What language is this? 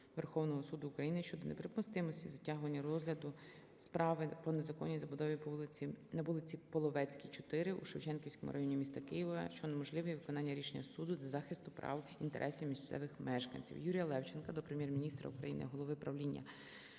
Ukrainian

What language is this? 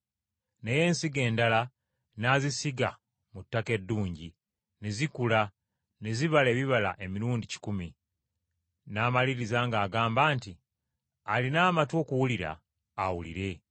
Ganda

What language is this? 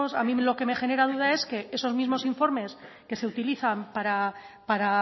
Spanish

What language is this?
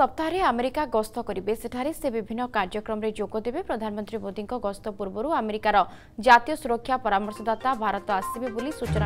Romanian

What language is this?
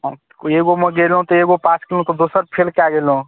Maithili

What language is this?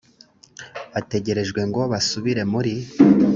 Kinyarwanda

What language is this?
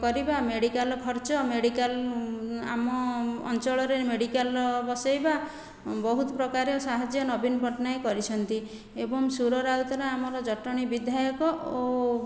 Odia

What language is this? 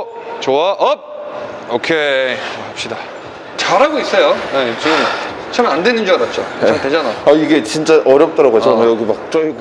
Korean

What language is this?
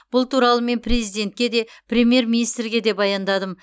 Kazakh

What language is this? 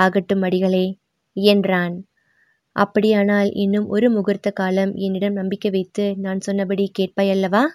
Tamil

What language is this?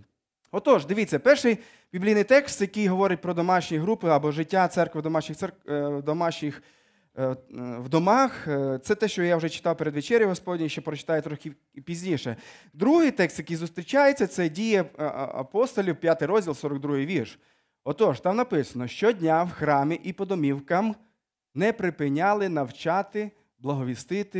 Ukrainian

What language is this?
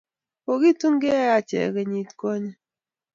Kalenjin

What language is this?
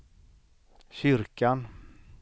Swedish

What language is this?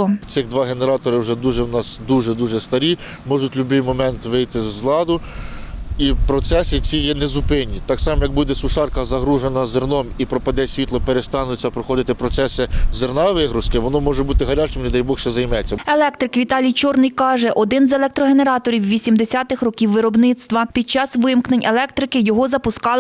Ukrainian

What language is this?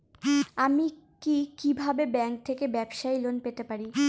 Bangla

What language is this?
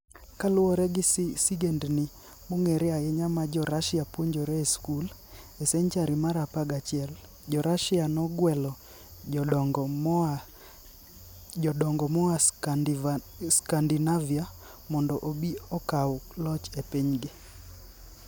Luo (Kenya and Tanzania)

